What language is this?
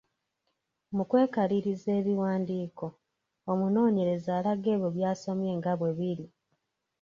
Ganda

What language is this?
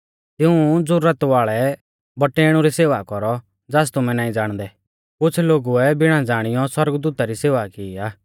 Mahasu Pahari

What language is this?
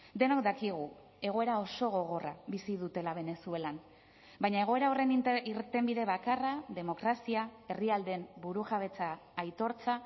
Basque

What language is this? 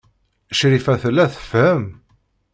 Kabyle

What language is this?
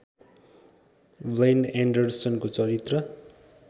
Nepali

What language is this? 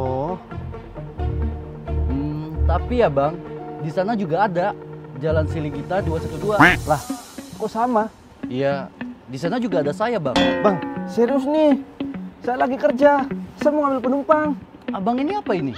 Indonesian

